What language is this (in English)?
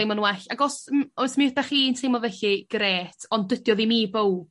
Welsh